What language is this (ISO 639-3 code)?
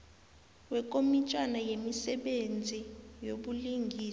nbl